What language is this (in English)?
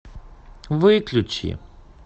Russian